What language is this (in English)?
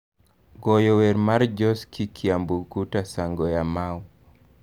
Luo (Kenya and Tanzania)